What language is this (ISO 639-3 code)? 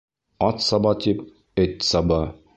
bak